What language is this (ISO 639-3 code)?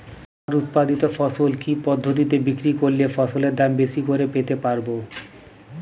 ben